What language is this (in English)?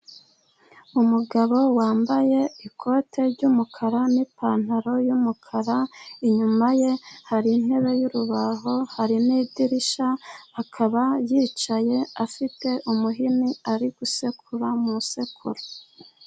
Kinyarwanda